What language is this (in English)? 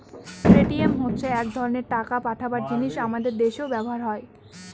Bangla